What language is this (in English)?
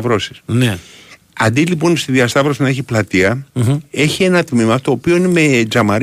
Greek